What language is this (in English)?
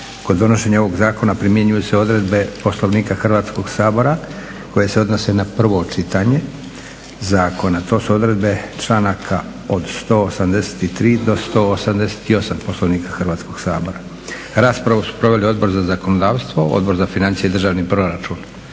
Croatian